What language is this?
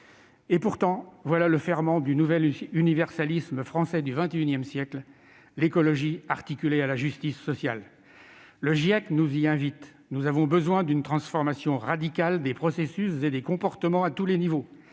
French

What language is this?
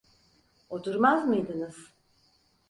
Turkish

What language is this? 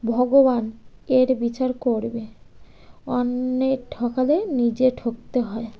Bangla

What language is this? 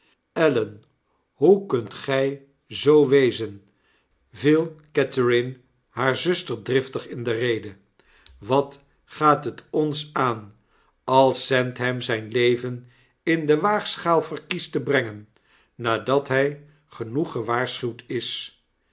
Dutch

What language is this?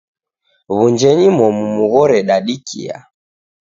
Taita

